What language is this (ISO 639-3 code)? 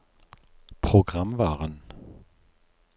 nor